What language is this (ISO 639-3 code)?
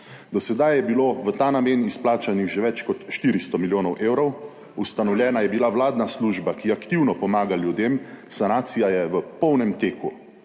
slv